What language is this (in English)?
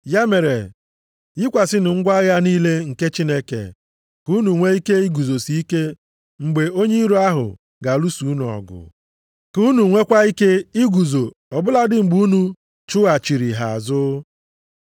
Igbo